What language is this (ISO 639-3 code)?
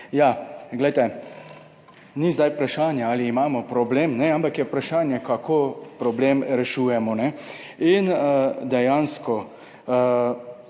slv